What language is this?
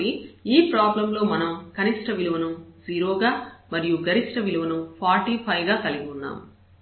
Telugu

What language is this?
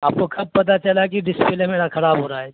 Urdu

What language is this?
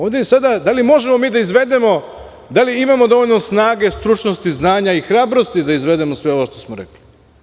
Serbian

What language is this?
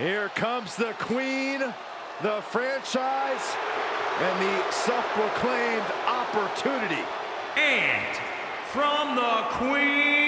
English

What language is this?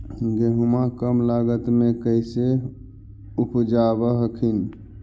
Magahi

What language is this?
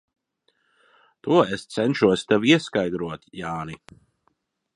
Latvian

